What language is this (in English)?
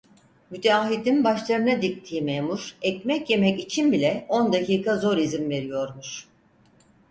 Turkish